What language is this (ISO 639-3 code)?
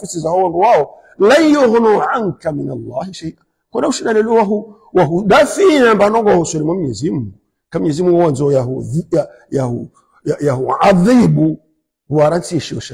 ara